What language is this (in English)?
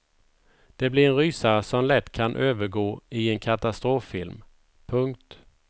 Swedish